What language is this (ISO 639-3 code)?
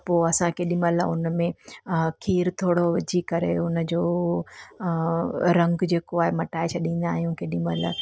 snd